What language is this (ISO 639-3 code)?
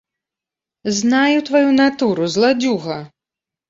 bel